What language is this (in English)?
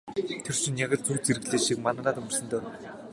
Mongolian